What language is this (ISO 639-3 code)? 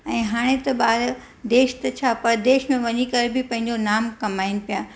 snd